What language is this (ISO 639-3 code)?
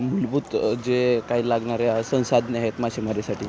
mar